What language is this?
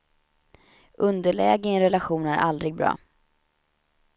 Swedish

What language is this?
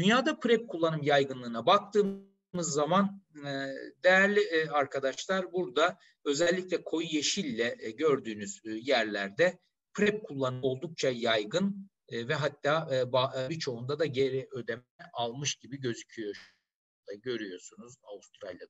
Turkish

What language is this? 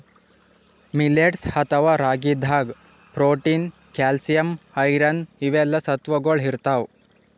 Kannada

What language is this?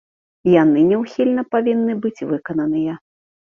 Belarusian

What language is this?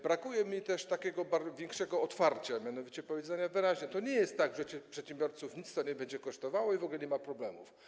Polish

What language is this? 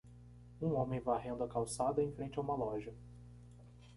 Portuguese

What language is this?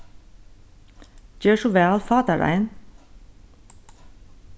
Faroese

